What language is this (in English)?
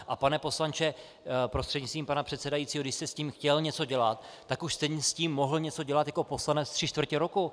Czech